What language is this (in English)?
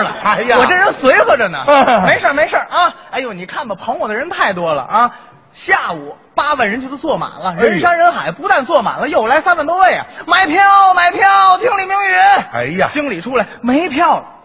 Chinese